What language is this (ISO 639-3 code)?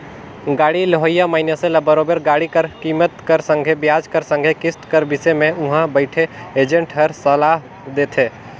hne